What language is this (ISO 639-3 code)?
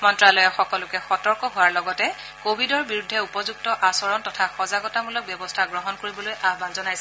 asm